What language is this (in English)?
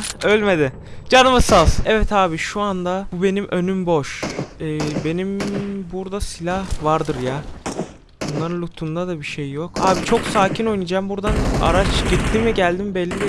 Turkish